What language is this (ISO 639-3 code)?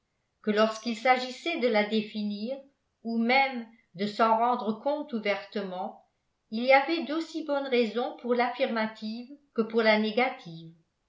fra